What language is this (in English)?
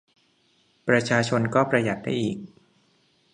Thai